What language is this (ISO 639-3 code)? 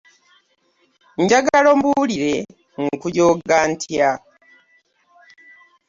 lug